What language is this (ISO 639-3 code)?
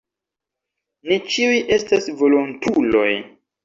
epo